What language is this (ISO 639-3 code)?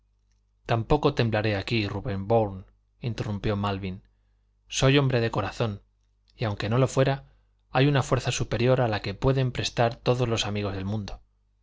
spa